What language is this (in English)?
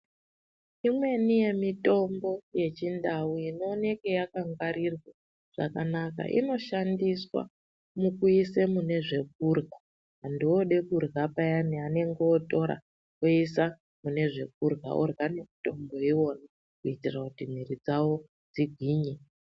Ndau